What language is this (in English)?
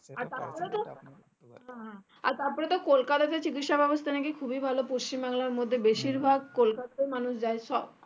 Bangla